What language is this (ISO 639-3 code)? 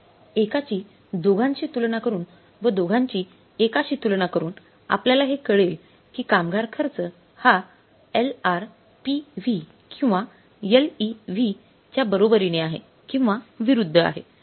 mar